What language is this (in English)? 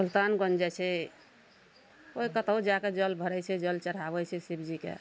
Maithili